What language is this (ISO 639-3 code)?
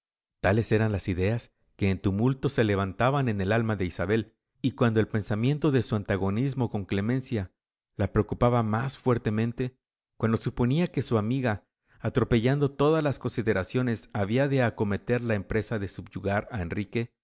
spa